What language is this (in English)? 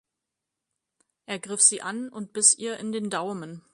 German